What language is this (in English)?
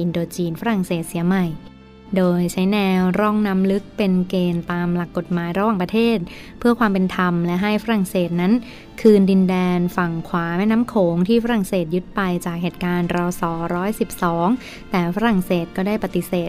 Thai